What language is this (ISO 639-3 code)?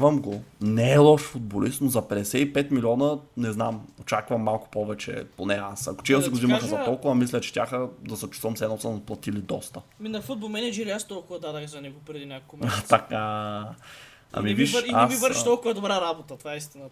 bul